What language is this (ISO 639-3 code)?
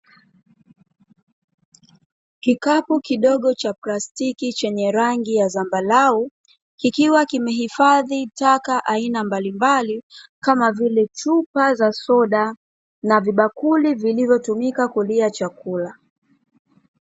swa